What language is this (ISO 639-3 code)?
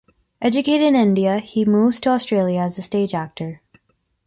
eng